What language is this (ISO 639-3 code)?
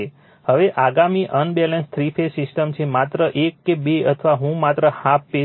guj